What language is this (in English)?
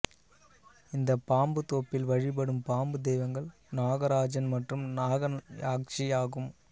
Tamil